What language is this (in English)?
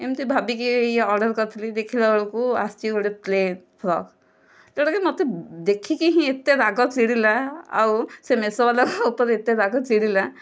Odia